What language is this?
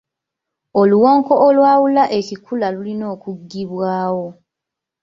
Ganda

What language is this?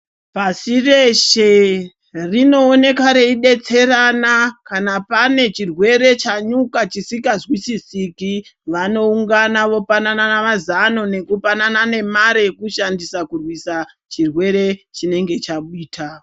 Ndau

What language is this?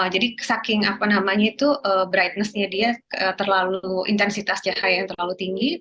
Indonesian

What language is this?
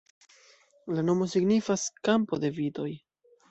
Esperanto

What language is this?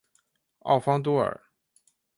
Chinese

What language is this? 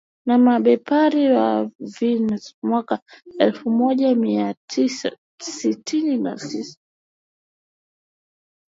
Swahili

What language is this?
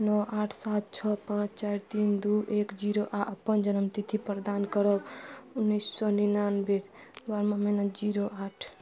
Maithili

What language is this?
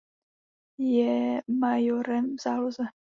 Czech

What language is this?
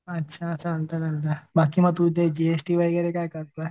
Marathi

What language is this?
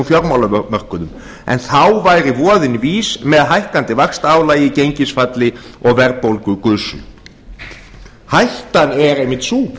Icelandic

